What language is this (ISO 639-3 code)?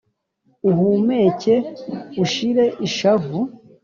kin